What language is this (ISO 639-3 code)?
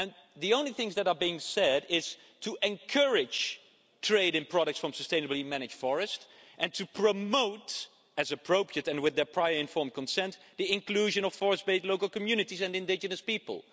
eng